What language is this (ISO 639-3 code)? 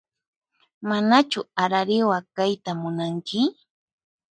qxp